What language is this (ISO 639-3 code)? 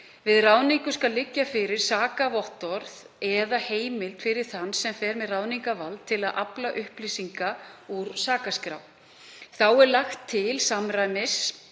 isl